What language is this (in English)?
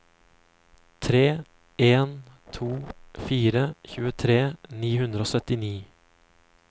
Norwegian